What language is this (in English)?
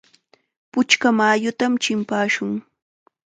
Chiquián Ancash Quechua